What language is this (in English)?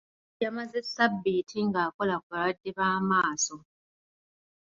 Ganda